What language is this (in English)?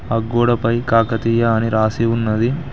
Telugu